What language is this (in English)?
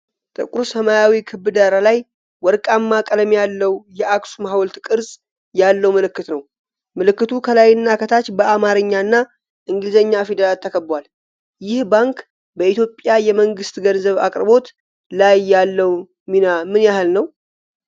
Amharic